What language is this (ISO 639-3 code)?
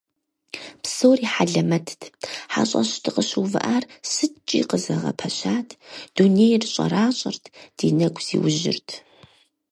kbd